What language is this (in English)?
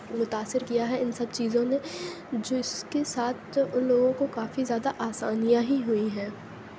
Urdu